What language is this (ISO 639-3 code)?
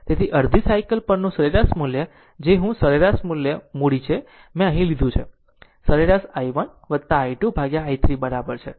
guj